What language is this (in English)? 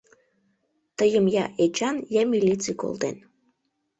Mari